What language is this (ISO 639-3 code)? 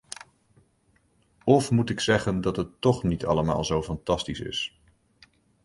nld